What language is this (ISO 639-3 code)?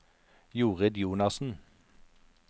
nor